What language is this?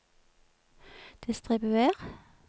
Norwegian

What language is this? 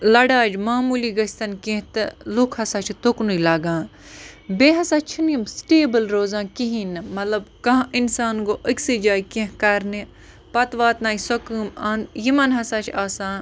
Kashmiri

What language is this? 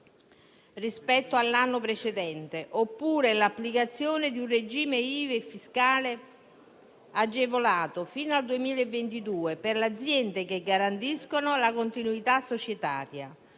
Italian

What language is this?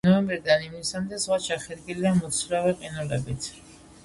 Georgian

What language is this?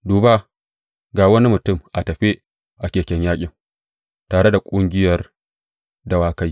Hausa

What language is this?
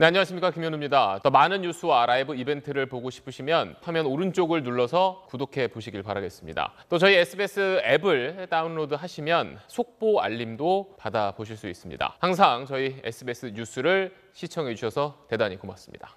Korean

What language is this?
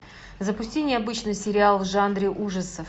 Russian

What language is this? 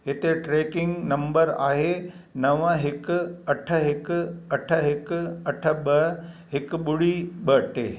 Sindhi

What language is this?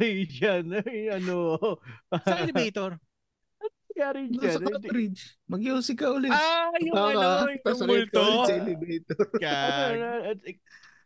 Filipino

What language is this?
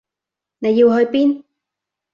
Cantonese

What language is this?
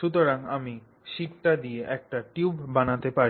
Bangla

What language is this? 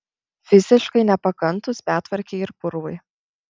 Lithuanian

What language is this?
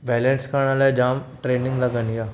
Sindhi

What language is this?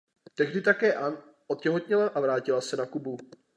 Czech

